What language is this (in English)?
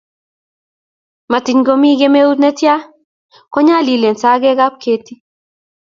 Kalenjin